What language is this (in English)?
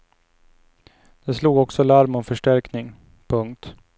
Swedish